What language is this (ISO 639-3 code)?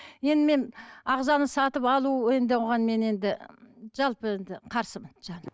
kaz